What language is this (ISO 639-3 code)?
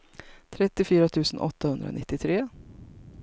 swe